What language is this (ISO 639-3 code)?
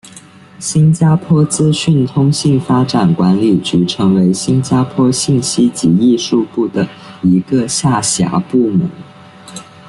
zho